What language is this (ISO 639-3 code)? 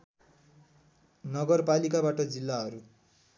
nep